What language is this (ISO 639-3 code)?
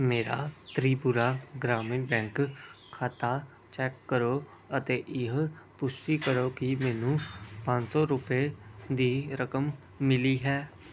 pan